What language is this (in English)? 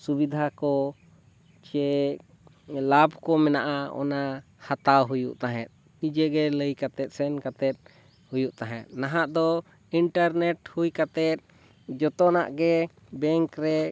Santali